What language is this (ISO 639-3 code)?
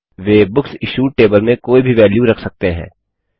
hin